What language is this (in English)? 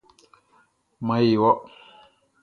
Baoulé